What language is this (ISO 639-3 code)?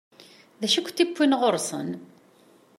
kab